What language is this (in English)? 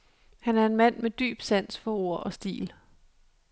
Danish